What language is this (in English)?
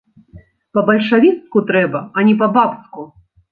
Belarusian